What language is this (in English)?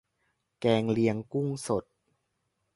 Thai